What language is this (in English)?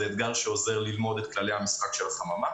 Hebrew